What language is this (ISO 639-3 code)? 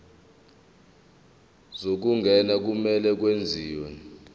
zul